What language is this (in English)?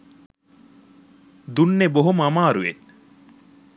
Sinhala